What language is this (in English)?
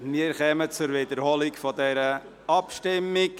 Swiss German